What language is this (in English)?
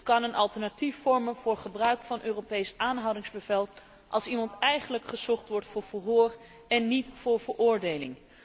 Dutch